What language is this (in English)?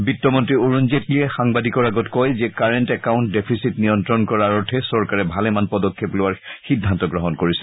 Assamese